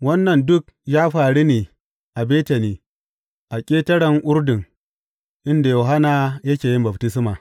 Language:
Hausa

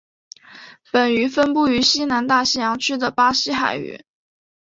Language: Chinese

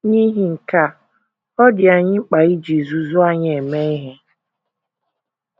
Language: Igbo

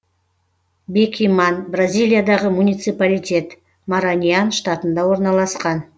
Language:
Kazakh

